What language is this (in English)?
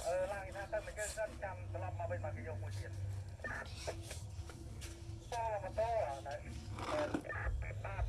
Khmer